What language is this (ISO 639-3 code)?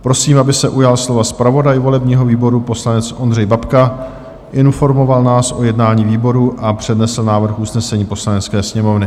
ces